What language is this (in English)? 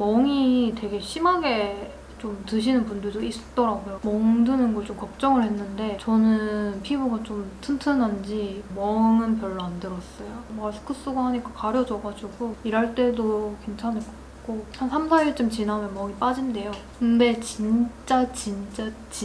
Korean